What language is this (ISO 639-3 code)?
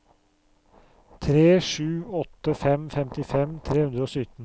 nor